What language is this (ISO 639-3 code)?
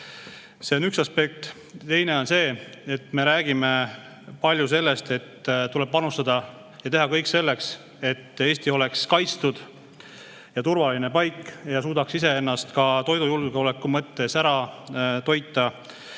est